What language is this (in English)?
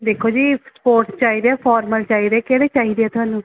Punjabi